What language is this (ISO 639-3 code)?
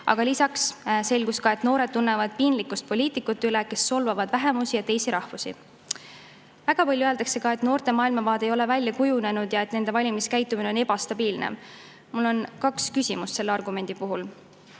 est